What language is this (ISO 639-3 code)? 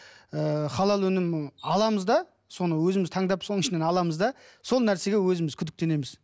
kaz